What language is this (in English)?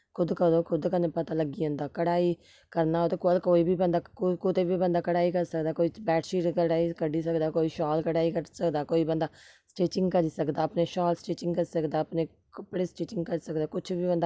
Dogri